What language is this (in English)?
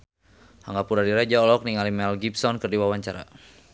Sundanese